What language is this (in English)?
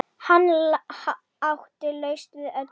Icelandic